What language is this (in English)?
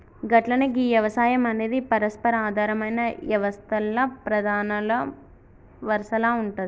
Telugu